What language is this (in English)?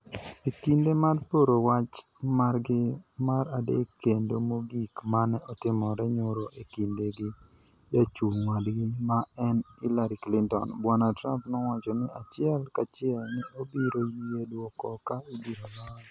Luo (Kenya and Tanzania)